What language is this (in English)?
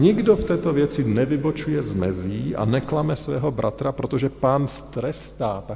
Czech